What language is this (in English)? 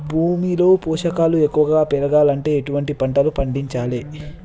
Telugu